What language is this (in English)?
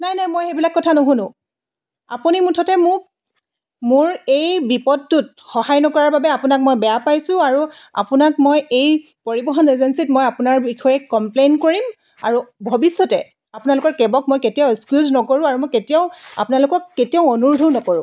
Assamese